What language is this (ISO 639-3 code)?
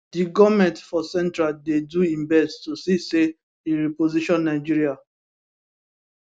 pcm